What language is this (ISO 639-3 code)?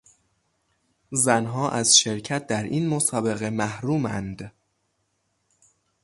fas